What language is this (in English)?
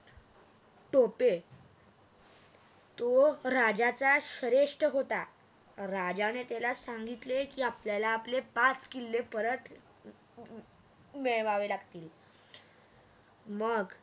Marathi